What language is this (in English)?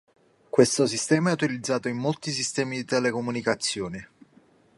Italian